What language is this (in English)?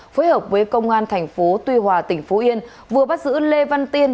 Vietnamese